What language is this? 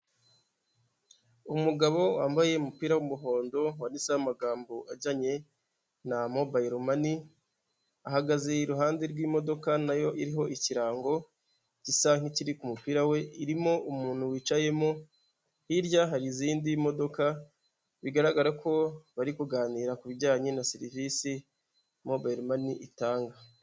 Kinyarwanda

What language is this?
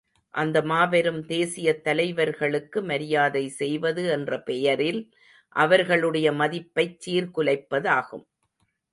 Tamil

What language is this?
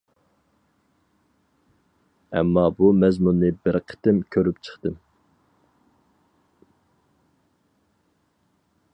Uyghur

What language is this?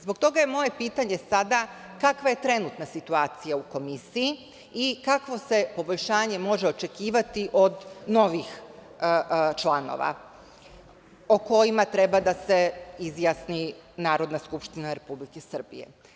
Serbian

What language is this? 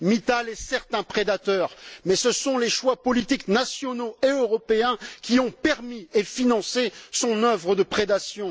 French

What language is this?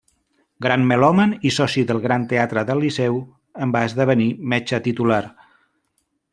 Catalan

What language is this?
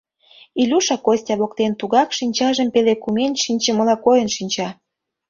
Mari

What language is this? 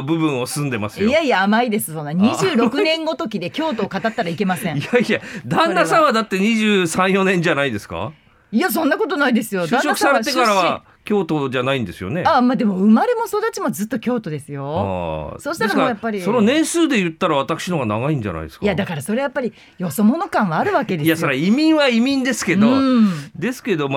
Japanese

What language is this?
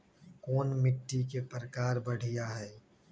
Magahi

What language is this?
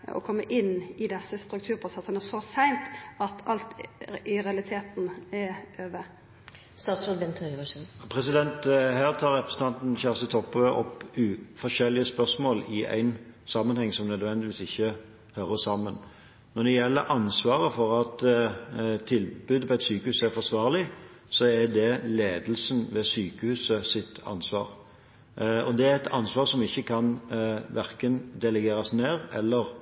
Norwegian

